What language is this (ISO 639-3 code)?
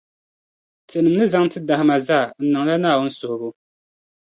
dag